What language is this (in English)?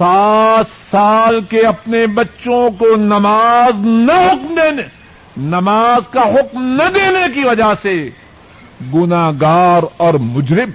Urdu